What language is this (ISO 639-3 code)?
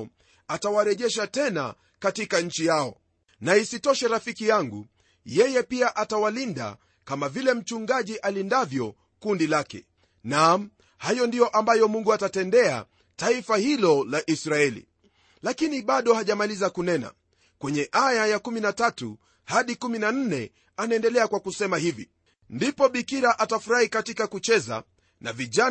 swa